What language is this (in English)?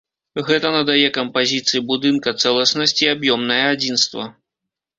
Belarusian